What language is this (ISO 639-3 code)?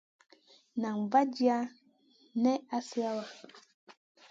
mcn